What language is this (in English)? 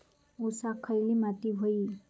Marathi